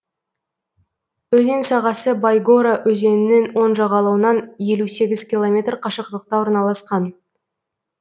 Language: Kazakh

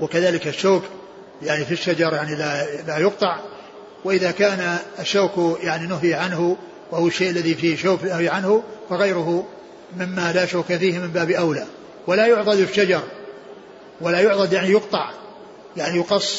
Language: Arabic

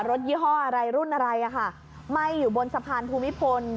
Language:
Thai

